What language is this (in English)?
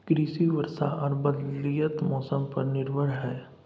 Maithili